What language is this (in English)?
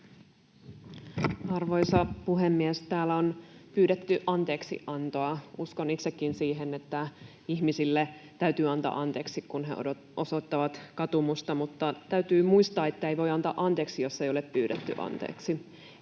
Finnish